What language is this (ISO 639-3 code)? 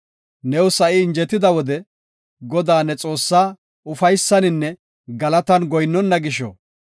gof